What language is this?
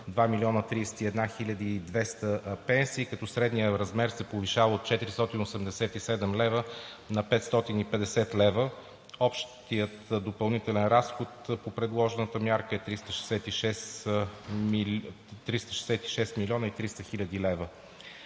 Bulgarian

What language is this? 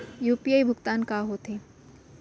Chhattisgarhi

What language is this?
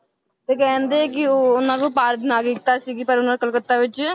Punjabi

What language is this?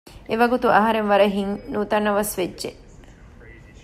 Divehi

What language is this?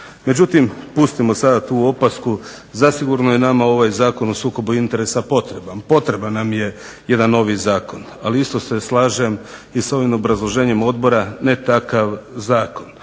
Croatian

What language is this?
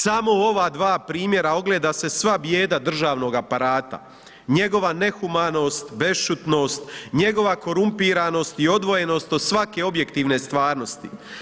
Croatian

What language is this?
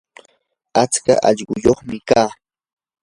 Yanahuanca Pasco Quechua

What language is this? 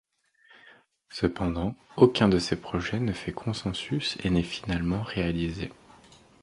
French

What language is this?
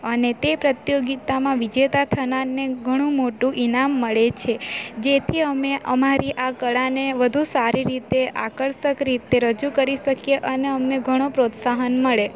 Gujarati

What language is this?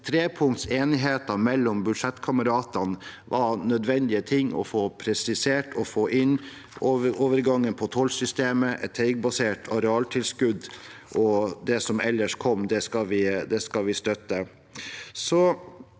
Norwegian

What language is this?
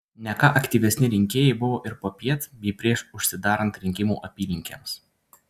Lithuanian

